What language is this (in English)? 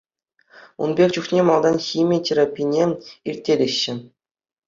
Chuvash